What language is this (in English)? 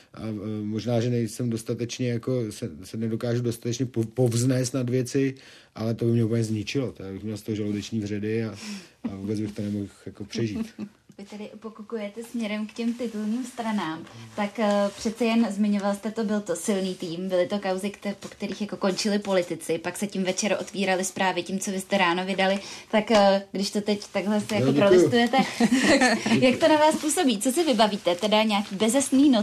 Czech